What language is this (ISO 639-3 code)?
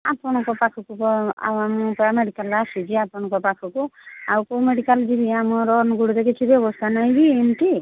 ori